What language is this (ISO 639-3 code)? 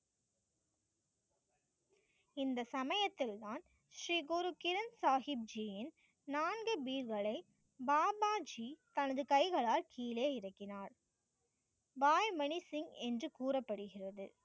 tam